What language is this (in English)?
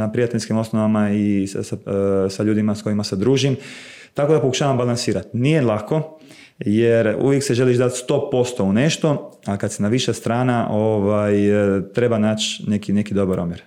Croatian